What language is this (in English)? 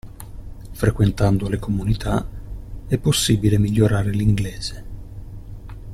Italian